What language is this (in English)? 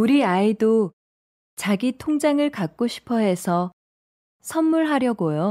Korean